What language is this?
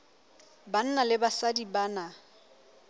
Southern Sotho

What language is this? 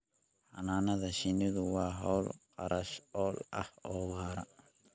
Somali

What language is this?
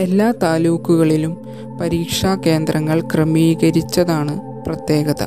Malayalam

